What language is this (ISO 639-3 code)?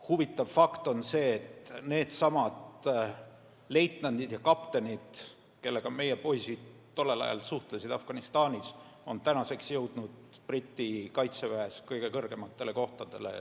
est